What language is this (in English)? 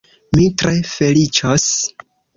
Esperanto